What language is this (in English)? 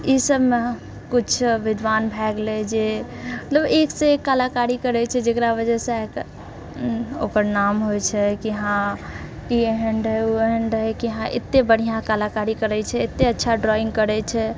Maithili